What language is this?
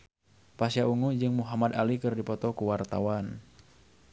Sundanese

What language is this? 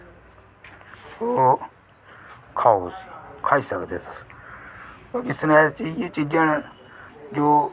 Dogri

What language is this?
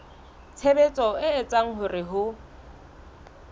Southern Sotho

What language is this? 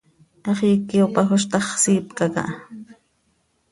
Seri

